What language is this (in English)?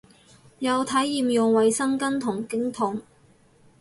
Cantonese